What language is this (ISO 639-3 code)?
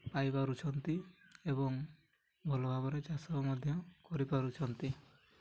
ori